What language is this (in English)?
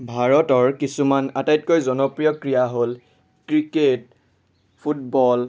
Assamese